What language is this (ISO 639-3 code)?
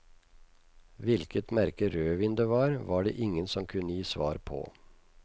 nor